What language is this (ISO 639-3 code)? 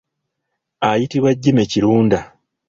lug